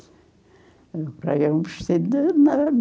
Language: Portuguese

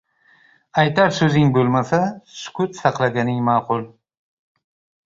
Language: Uzbek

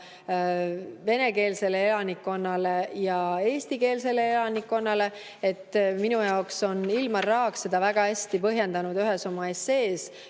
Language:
Estonian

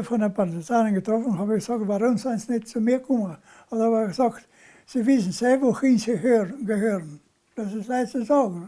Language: German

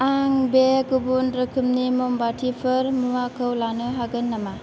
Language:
Bodo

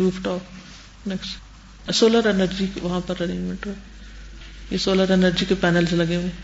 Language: Urdu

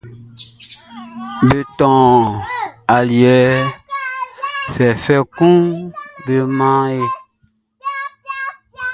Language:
Baoulé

